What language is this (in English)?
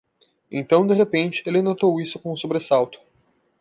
Portuguese